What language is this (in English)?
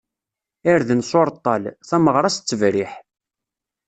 Kabyle